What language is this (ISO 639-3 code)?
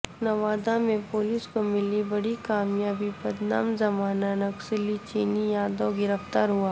urd